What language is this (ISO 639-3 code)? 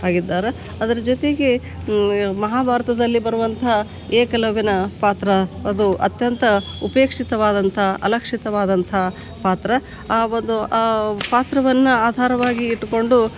kan